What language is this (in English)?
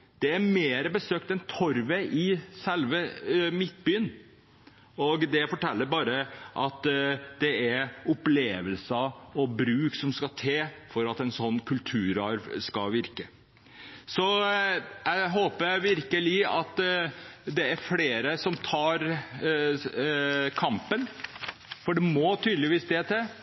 Norwegian Bokmål